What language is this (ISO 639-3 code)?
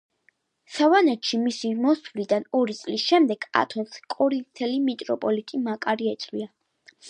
kat